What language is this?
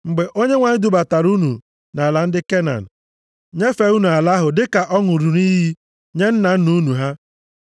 Igbo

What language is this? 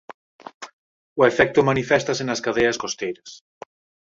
Galician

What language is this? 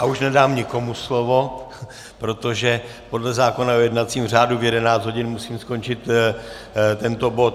Czech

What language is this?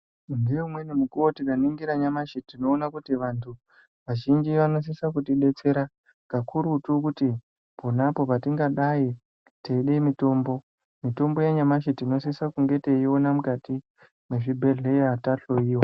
Ndau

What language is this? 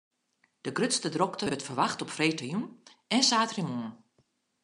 Western Frisian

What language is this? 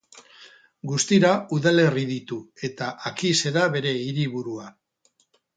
Basque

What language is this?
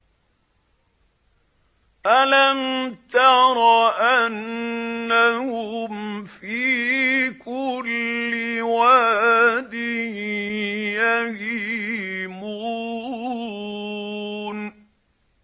Arabic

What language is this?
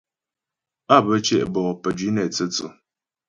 Ghomala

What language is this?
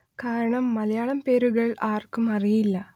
Malayalam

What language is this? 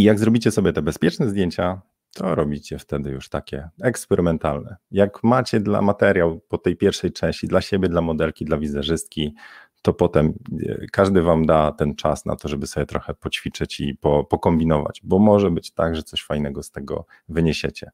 Polish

